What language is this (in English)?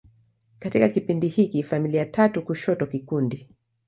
Swahili